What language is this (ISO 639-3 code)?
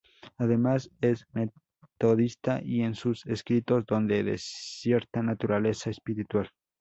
spa